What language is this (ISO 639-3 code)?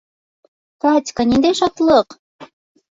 bak